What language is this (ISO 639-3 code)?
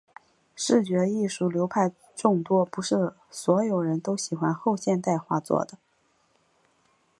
zho